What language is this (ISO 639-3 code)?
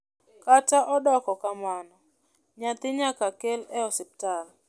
luo